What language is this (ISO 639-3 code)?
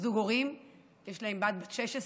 heb